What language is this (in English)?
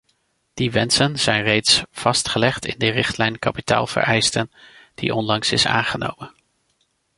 Dutch